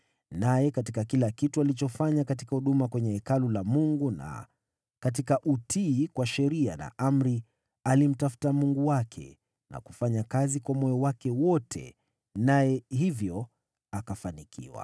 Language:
Swahili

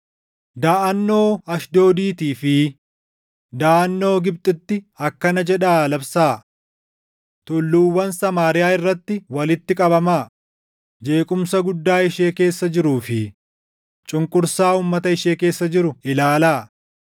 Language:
Oromo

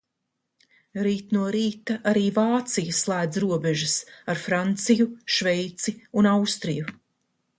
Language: Latvian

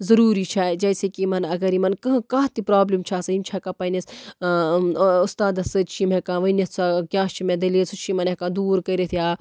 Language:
Kashmiri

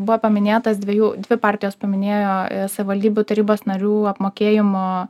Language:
Lithuanian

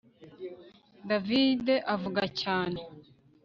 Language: Kinyarwanda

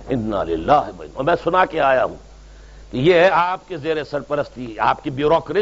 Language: Urdu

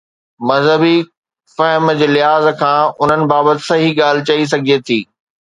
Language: Sindhi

